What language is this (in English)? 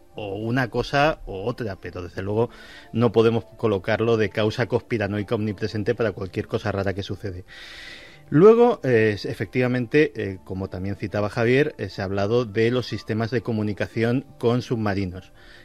Spanish